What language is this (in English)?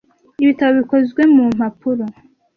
Kinyarwanda